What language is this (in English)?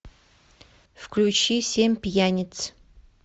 Russian